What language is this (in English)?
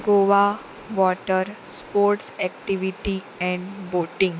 Konkani